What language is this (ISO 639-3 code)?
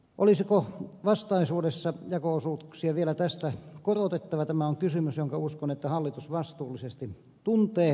fin